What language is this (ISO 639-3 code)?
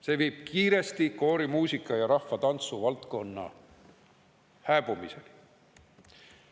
est